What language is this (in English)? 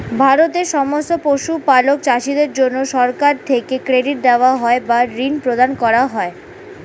Bangla